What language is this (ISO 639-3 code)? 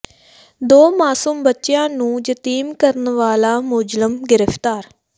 pan